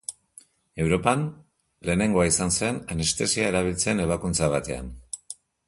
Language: Basque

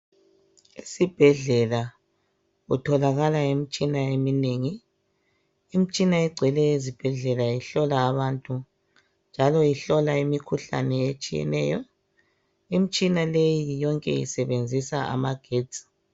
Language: North Ndebele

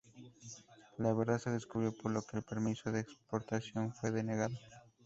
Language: Spanish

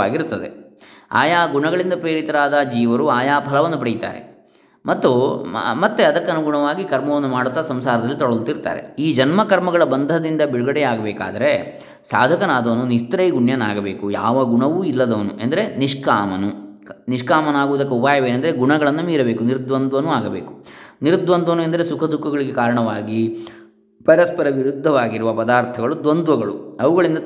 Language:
Kannada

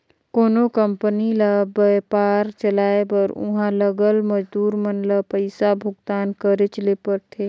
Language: Chhattisgarhi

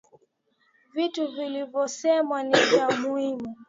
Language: Swahili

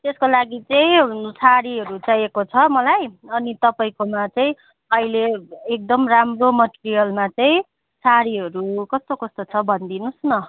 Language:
Nepali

